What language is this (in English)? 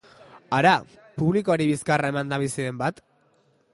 Basque